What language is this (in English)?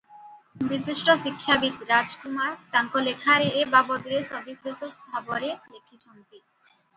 Odia